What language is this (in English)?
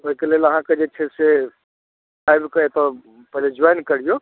Maithili